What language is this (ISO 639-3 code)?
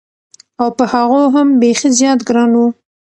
pus